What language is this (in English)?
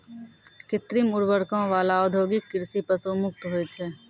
Maithili